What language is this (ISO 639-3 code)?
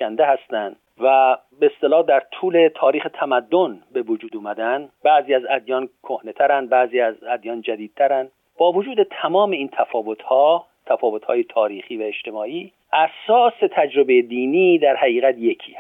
fas